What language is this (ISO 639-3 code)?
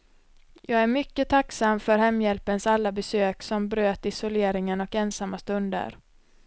swe